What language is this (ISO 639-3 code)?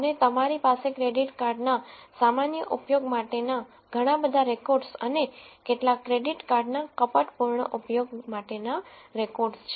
guj